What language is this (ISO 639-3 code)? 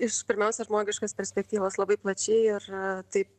lit